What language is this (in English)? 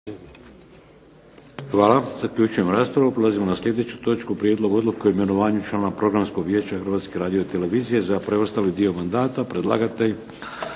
Croatian